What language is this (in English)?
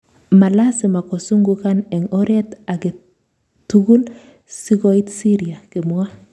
Kalenjin